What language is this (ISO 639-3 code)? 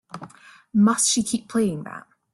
eng